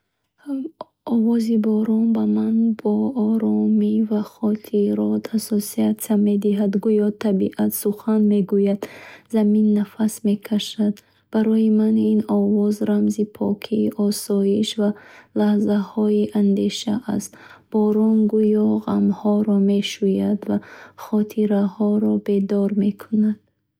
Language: Bukharic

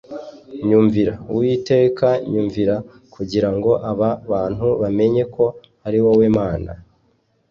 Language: Kinyarwanda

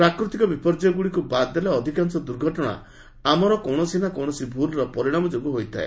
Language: Odia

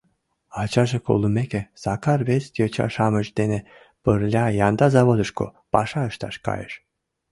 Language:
Mari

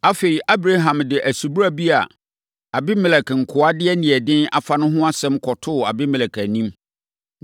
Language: Akan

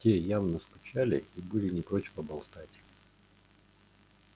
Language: Russian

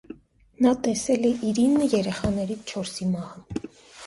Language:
Armenian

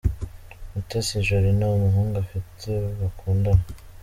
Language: Kinyarwanda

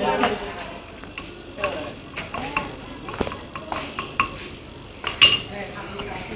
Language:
Indonesian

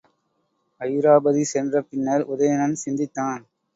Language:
Tamil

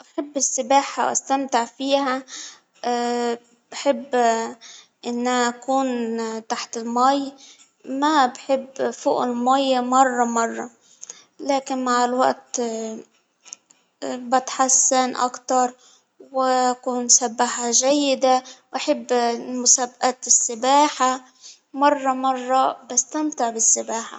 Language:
Hijazi Arabic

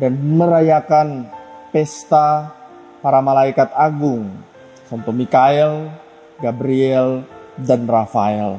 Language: Indonesian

